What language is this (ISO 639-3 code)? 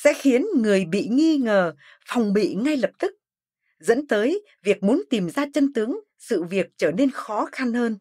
vie